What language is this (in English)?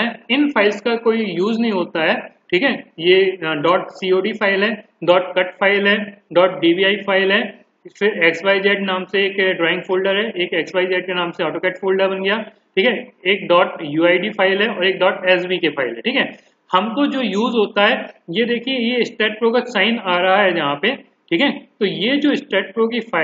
Hindi